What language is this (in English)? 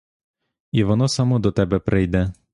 Ukrainian